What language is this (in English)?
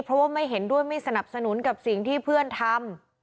Thai